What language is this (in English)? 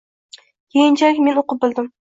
Uzbek